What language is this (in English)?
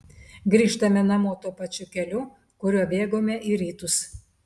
Lithuanian